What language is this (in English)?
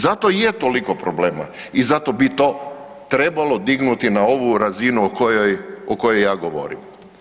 Croatian